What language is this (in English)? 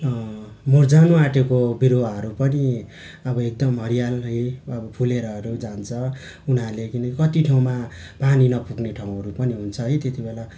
Nepali